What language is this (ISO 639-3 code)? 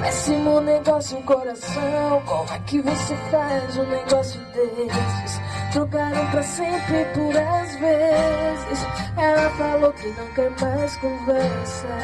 por